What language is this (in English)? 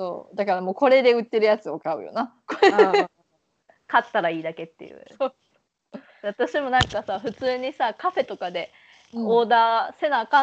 Japanese